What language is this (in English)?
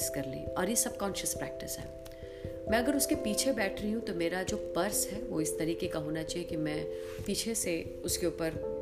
Hindi